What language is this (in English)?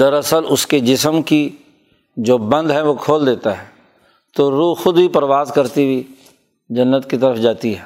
Urdu